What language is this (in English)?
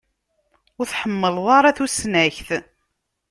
Kabyle